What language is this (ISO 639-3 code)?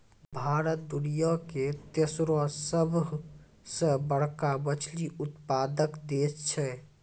mai